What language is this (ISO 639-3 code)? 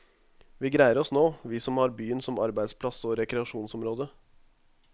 nor